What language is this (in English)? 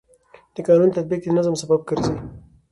Pashto